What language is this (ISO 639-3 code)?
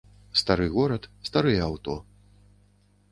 bel